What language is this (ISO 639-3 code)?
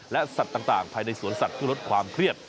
tha